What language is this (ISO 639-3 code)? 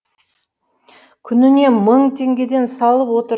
kaz